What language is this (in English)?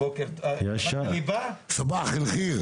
Hebrew